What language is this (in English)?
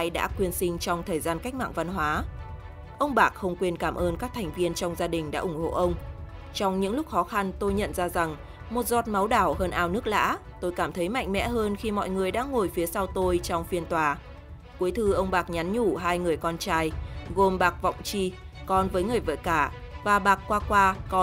Vietnamese